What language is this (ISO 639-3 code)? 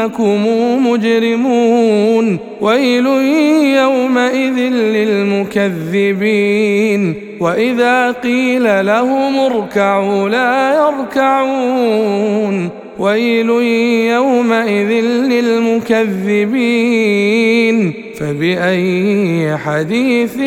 ara